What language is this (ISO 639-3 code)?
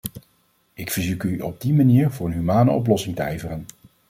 nld